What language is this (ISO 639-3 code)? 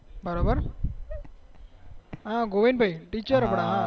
guj